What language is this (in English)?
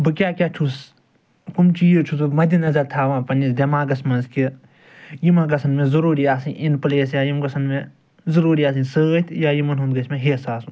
Kashmiri